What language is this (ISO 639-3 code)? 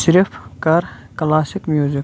kas